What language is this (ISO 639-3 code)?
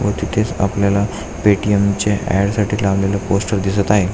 mar